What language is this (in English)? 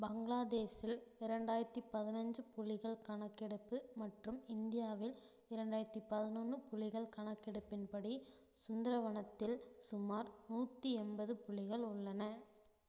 Tamil